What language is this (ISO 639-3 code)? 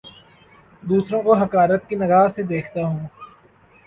urd